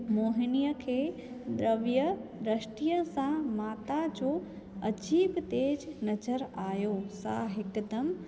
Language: Sindhi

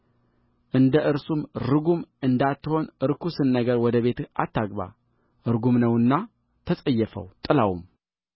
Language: Amharic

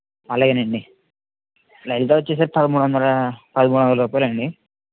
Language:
Telugu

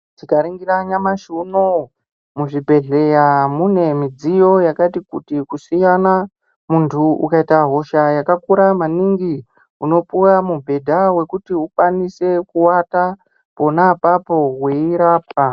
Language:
Ndau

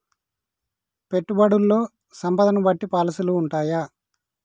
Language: Telugu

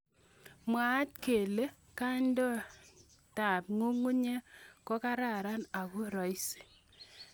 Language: Kalenjin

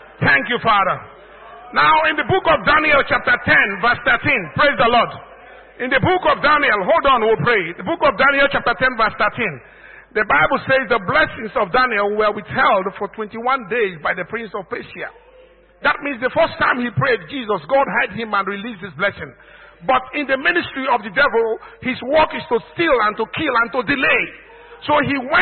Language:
English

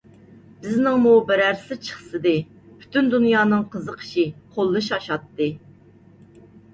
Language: Uyghur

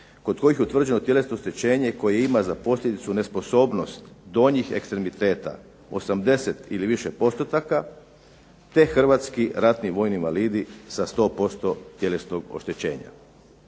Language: Croatian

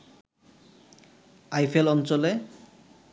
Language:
Bangla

